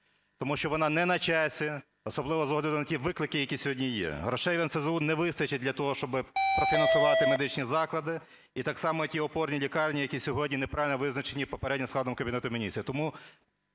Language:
Ukrainian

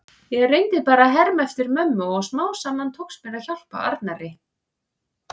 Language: Icelandic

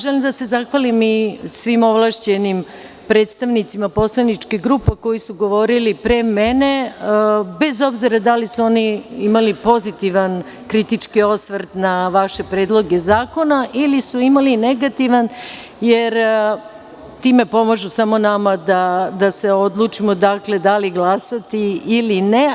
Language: Serbian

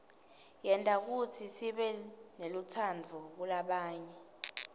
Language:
Swati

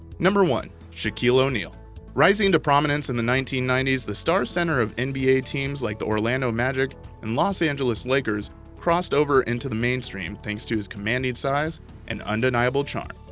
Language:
English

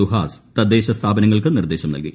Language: Malayalam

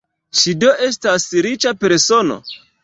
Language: Esperanto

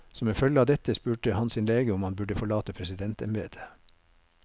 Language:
Norwegian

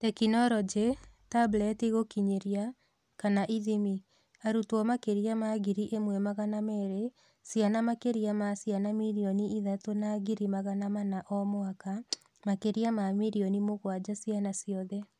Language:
Kikuyu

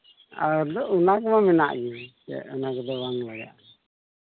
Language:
Santali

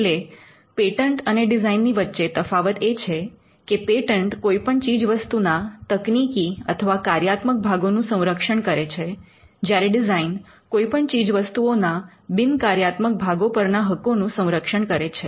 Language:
Gujarati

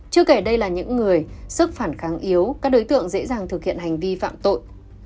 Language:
Vietnamese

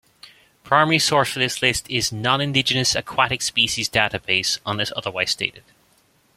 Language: English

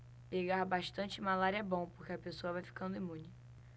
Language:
Portuguese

